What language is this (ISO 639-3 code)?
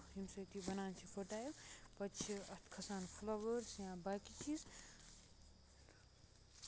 kas